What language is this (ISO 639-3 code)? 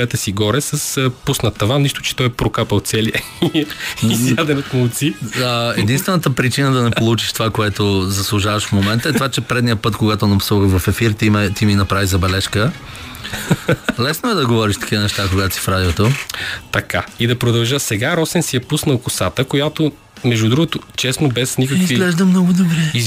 bul